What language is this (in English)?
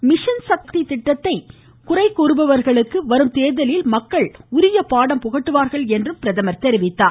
Tamil